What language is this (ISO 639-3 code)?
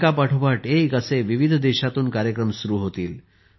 mar